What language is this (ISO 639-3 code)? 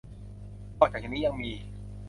tha